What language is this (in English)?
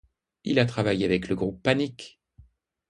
French